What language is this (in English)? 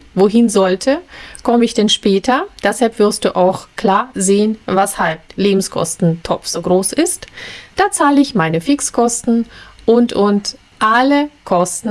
German